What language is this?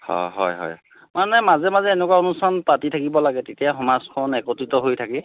Assamese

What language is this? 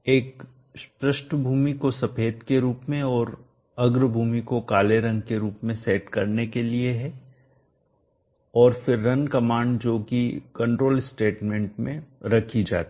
Hindi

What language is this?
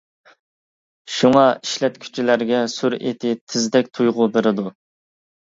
Uyghur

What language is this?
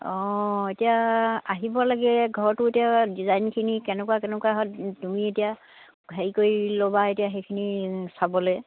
Assamese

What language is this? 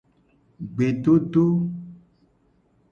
Gen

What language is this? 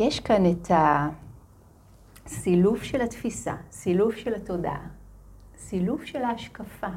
Hebrew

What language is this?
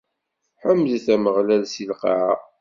Kabyle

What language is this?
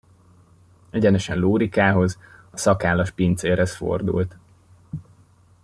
Hungarian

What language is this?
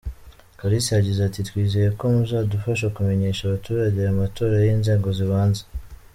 Kinyarwanda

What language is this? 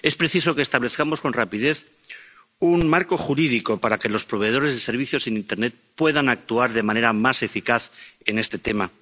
Spanish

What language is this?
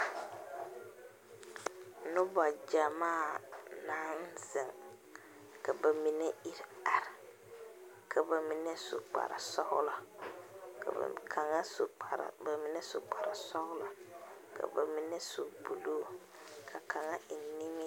Southern Dagaare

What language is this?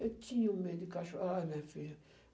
Portuguese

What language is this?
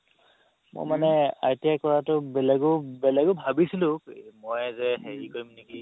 Assamese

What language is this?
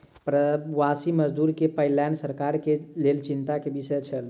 Maithili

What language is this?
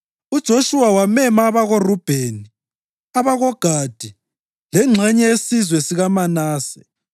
North Ndebele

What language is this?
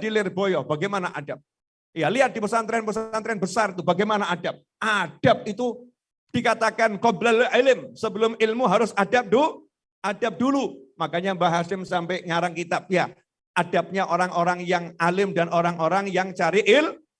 Indonesian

